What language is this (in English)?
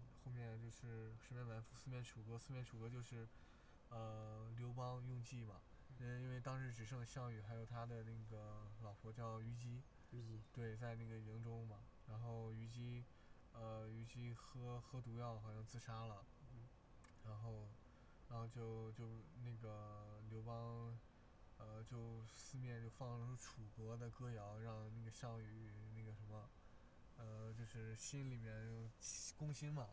Chinese